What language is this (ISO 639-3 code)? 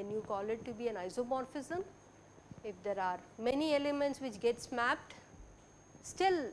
eng